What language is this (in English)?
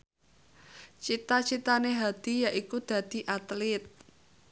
Javanese